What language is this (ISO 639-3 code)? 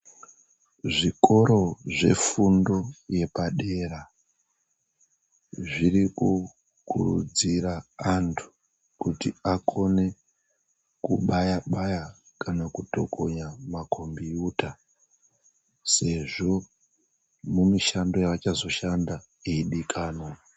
ndc